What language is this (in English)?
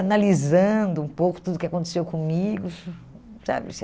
Portuguese